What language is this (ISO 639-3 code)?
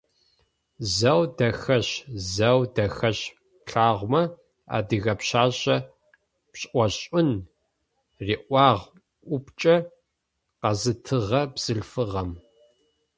ady